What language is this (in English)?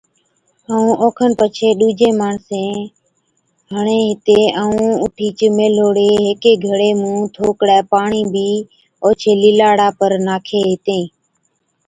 Od